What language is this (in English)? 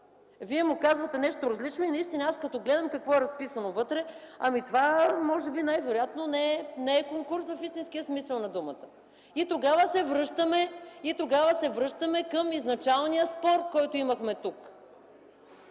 Bulgarian